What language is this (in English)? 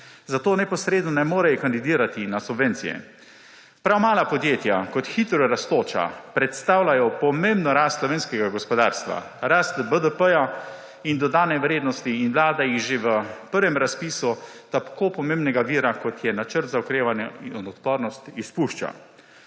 Slovenian